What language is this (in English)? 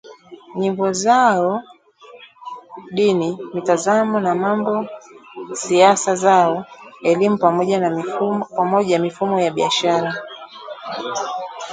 Swahili